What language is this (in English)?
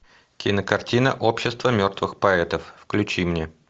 Russian